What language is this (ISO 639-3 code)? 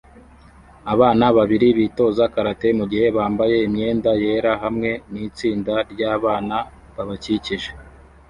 kin